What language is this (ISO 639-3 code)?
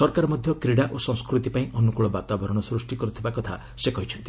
ori